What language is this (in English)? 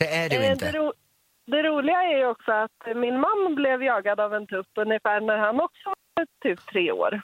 Swedish